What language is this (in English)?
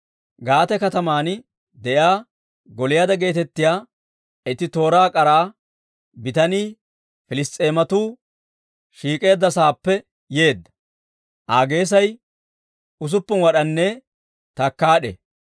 Dawro